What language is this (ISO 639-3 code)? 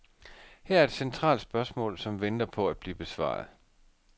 dan